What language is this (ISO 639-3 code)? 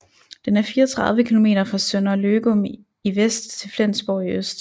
dan